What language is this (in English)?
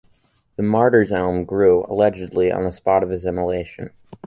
English